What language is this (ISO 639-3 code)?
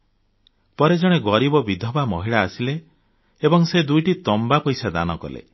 ori